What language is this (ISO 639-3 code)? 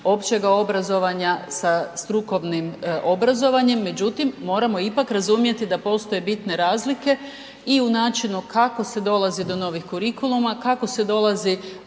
hrv